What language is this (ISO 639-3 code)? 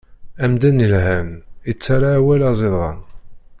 kab